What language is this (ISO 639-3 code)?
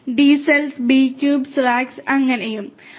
mal